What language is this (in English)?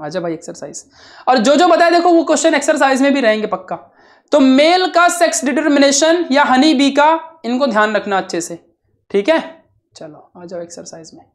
Hindi